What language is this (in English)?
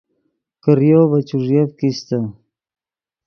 Yidgha